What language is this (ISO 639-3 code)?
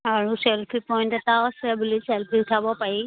asm